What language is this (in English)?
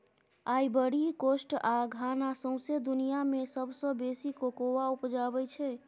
Maithili